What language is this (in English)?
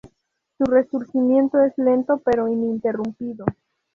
Spanish